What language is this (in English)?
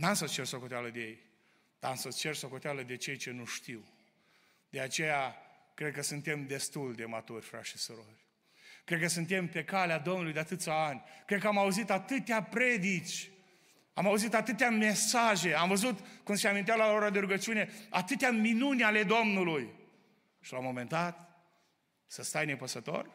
Romanian